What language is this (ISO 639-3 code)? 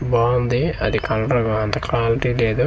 tel